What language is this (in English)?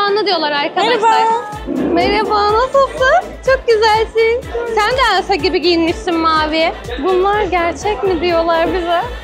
Turkish